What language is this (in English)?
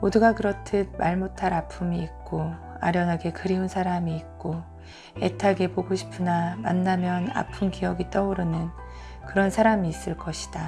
Korean